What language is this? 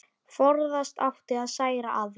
Icelandic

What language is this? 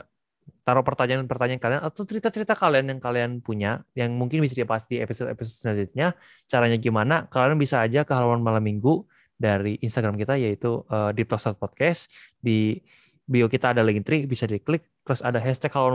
Indonesian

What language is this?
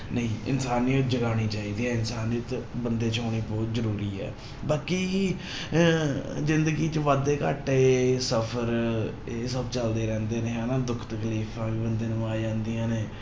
Punjabi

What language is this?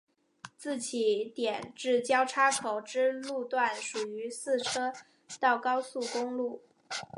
Chinese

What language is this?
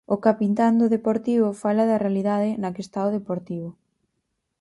Galician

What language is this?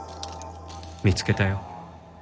Japanese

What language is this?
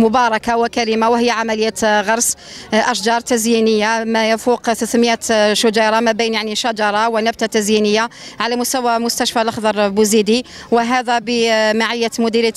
Arabic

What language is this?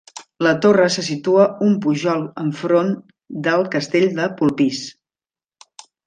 Catalan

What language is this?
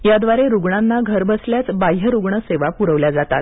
Marathi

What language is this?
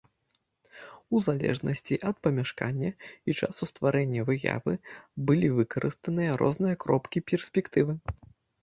Belarusian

